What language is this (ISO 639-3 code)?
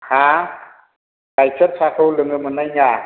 brx